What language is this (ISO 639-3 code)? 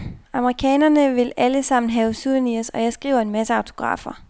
dan